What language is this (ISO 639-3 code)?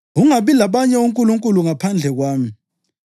nde